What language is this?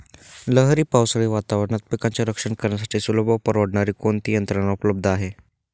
Marathi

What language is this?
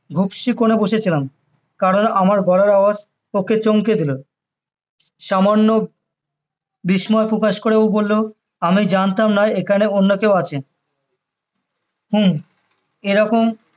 Bangla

